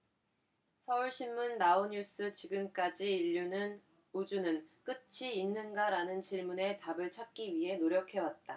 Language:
Korean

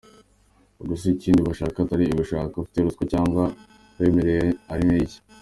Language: Kinyarwanda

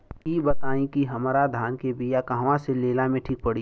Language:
Bhojpuri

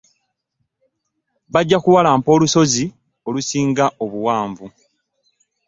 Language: Ganda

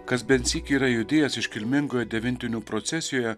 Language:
Lithuanian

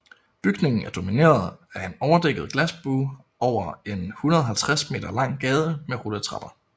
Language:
Danish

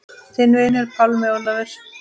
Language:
Icelandic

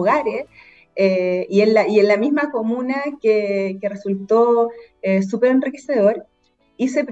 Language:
Spanish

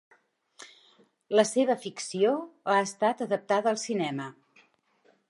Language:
Catalan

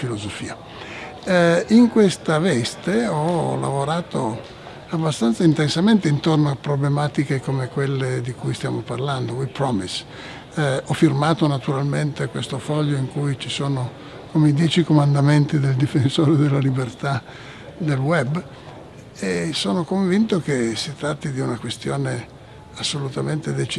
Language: Italian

